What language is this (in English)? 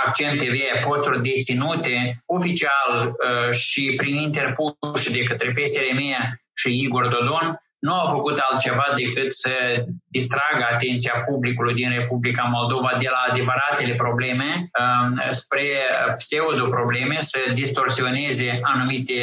Romanian